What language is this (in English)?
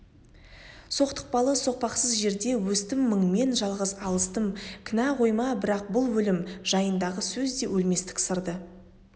Kazakh